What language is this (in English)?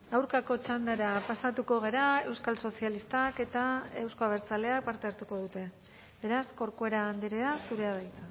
Basque